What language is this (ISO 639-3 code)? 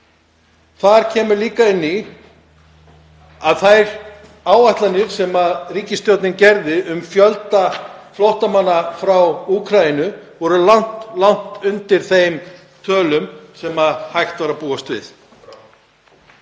isl